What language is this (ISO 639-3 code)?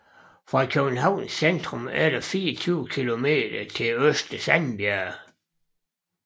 dan